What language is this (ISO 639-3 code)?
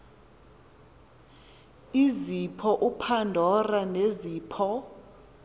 xho